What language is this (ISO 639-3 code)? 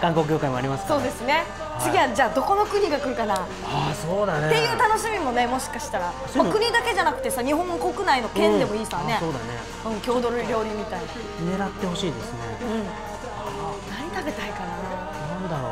jpn